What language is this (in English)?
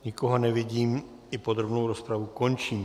Czech